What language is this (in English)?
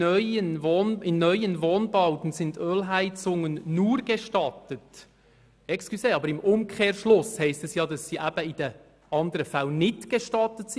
Swiss German